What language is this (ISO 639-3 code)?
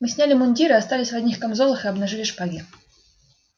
rus